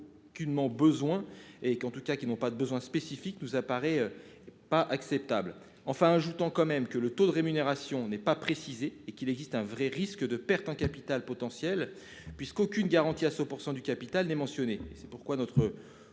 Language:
French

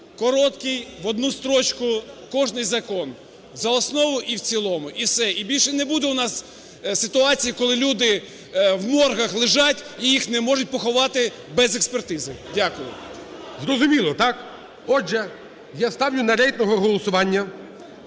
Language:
Ukrainian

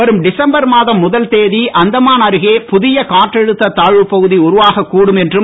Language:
Tamil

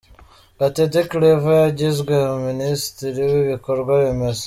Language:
Kinyarwanda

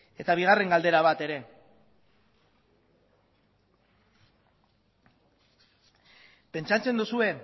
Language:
Basque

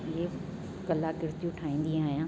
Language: Sindhi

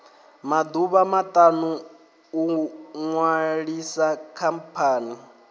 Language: Venda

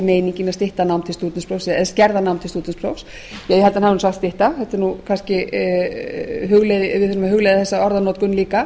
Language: Icelandic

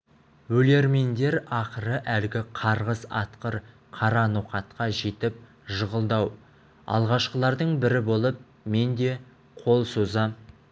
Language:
Kazakh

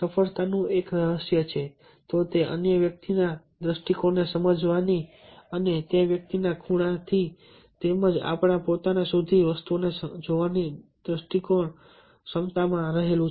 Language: Gujarati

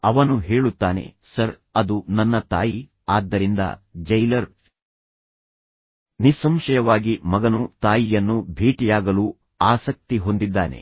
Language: Kannada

